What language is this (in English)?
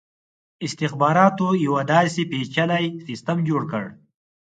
Pashto